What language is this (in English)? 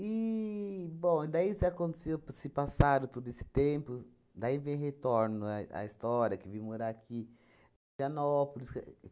Portuguese